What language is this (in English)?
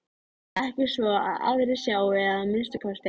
Icelandic